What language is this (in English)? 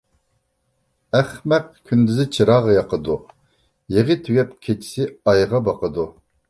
Uyghur